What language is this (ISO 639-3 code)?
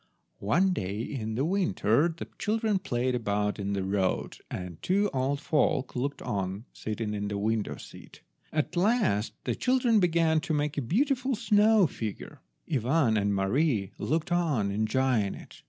eng